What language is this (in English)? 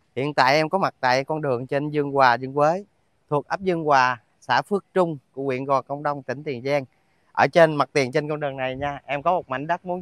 Vietnamese